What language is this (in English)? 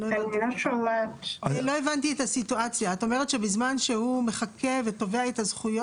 Hebrew